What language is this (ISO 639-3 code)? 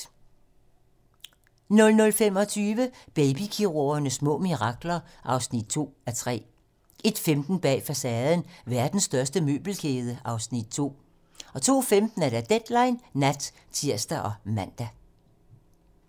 dan